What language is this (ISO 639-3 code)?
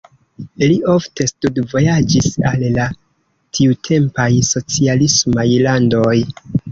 epo